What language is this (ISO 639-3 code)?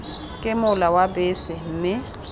tsn